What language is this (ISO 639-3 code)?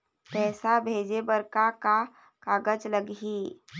hne